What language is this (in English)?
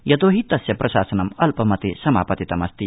Sanskrit